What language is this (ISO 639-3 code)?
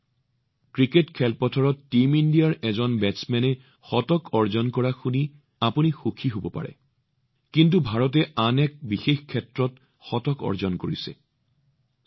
asm